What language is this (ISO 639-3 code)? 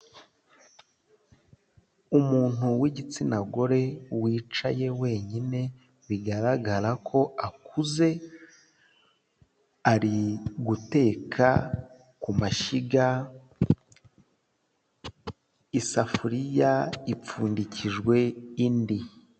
kin